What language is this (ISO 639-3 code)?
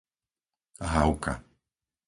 slk